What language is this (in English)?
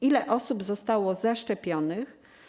Polish